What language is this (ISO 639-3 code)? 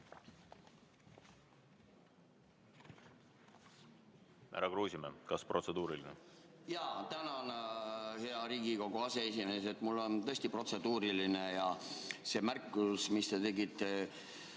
est